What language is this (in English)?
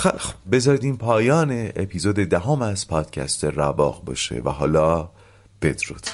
Persian